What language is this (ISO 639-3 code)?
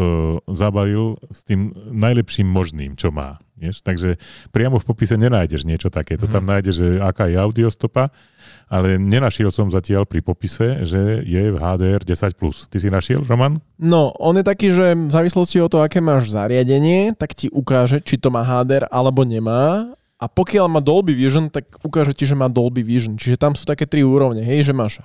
slk